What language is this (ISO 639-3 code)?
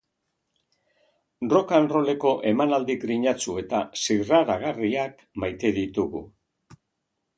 eus